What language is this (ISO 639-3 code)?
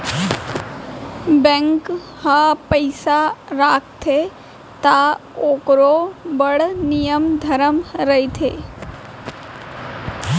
hne